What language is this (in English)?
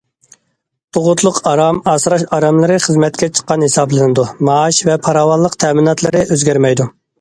Uyghur